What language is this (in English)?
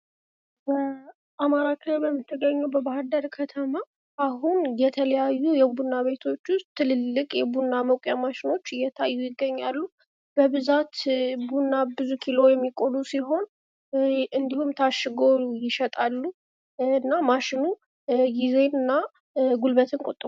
Amharic